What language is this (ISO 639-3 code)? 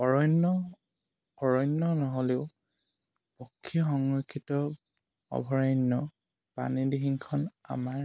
asm